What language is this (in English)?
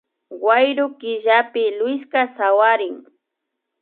Imbabura Highland Quichua